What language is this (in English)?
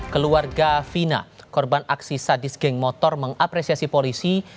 Indonesian